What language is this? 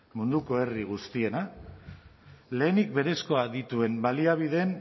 Basque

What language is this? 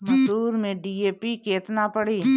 Bhojpuri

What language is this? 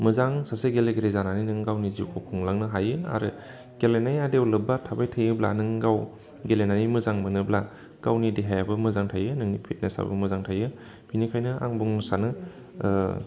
Bodo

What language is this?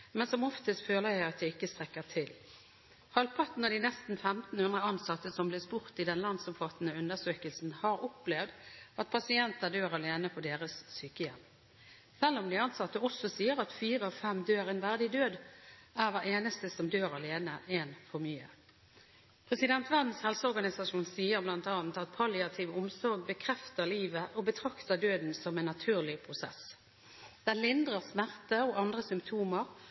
Norwegian Bokmål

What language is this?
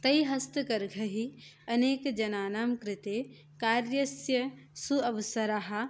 Sanskrit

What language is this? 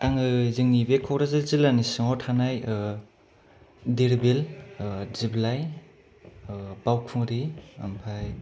Bodo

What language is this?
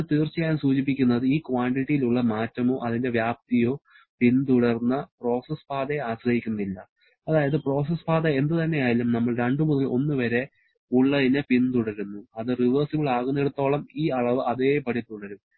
Malayalam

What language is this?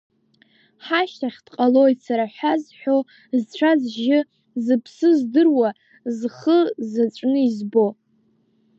Abkhazian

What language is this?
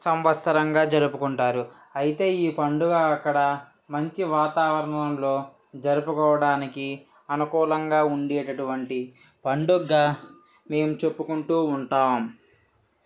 Telugu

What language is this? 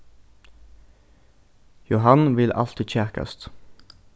Faroese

